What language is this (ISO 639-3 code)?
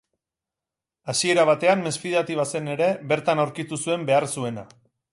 eus